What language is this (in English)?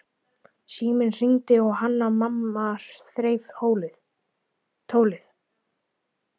Icelandic